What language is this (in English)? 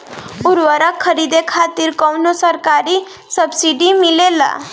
Bhojpuri